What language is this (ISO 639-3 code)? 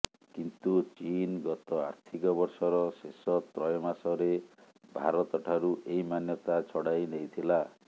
ori